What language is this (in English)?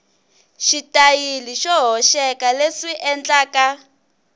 Tsonga